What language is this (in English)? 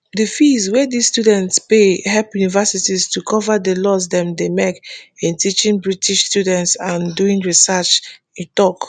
Nigerian Pidgin